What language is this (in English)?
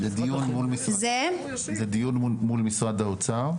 Hebrew